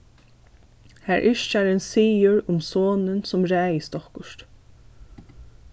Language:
Faroese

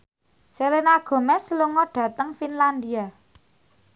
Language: Javanese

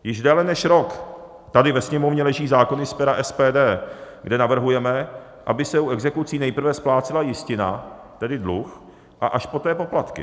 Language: Czech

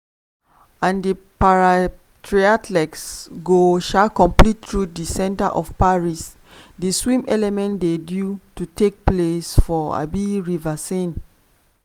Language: Nigerian Pidgin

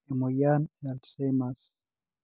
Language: Masai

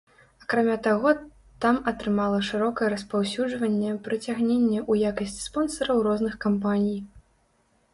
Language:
Belarusian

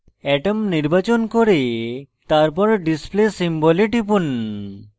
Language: Bangla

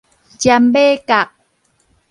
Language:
Min Nan Chinese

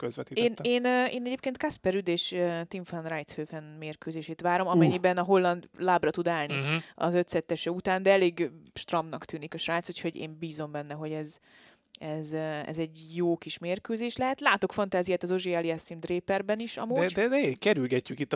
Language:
Hungarian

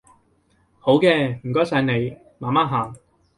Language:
Cantonese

